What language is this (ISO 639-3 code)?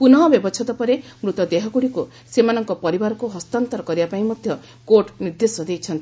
ori